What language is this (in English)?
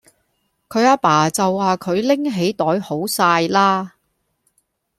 Cantonese